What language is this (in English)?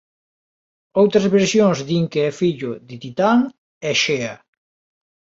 Galician